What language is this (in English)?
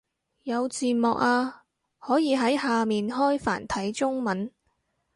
Cantonese